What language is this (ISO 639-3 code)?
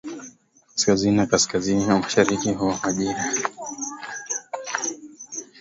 swa